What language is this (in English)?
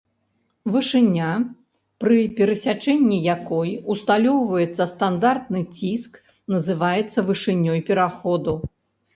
Belarusian